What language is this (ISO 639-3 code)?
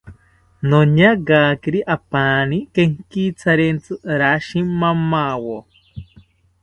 cpy